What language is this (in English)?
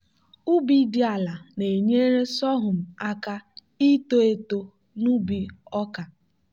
Igbo